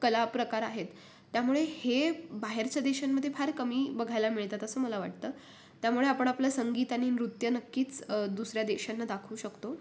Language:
Marathi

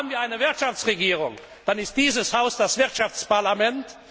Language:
German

